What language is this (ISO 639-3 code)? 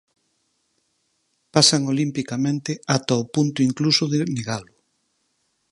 glg